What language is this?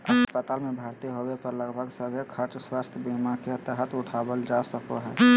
Magahi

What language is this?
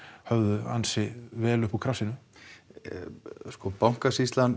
Icelandic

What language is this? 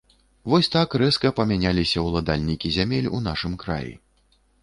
Belarusian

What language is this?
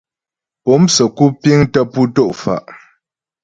Ghomala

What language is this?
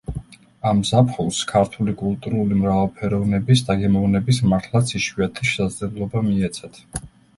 Georgian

